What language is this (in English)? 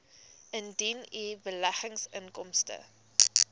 Afrikaans